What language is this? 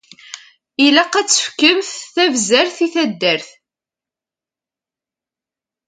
Kabyle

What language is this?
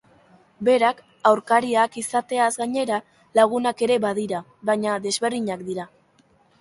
Basque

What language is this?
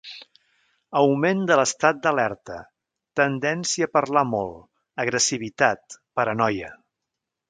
Catalan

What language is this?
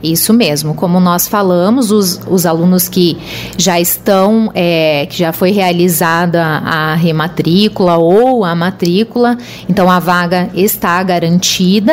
Portuguese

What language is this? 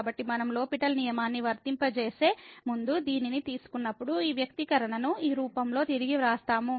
Telugu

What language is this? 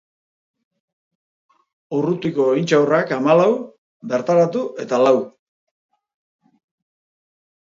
Basque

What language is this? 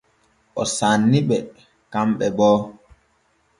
Borgu Fulfulde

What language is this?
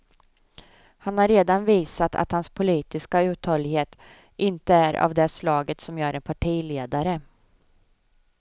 Swedish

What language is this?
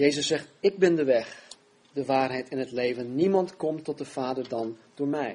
Dutch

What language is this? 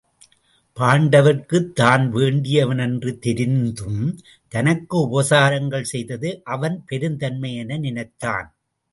Tamil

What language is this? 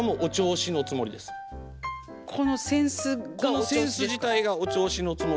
Japanese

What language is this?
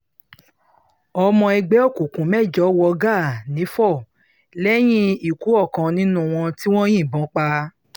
Yoruba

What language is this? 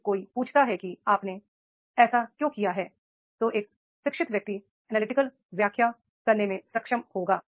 Hindi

